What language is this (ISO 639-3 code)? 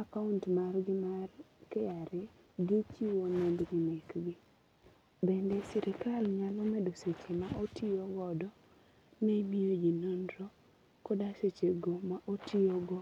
luo